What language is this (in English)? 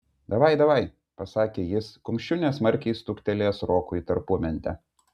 Lithuanian